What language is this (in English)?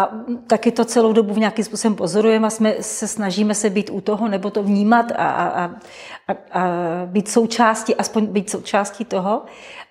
Czech